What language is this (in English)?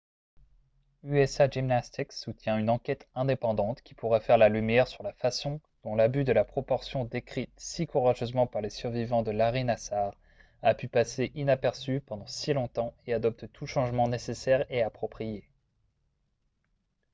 French